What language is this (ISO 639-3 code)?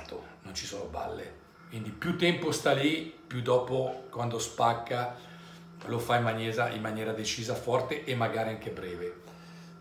ita